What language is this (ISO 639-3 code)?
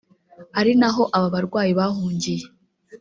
kin